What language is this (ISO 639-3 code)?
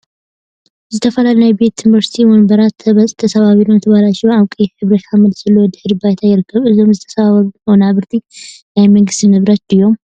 tir